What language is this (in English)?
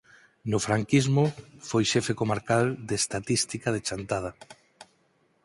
Galician